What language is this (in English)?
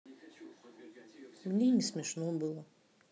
Russian